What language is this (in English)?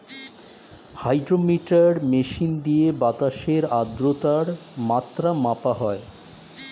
Bangla